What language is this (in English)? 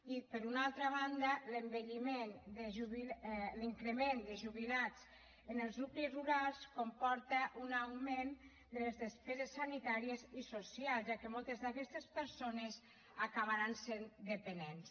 Catalan